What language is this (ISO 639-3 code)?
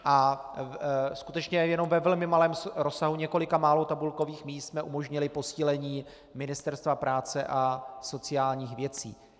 ces